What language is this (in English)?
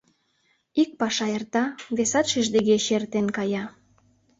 Mari